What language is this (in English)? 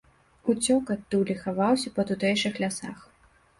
Belarusian